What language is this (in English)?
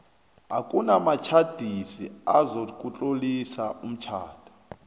South Ndebele